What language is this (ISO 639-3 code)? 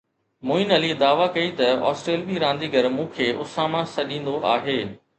snd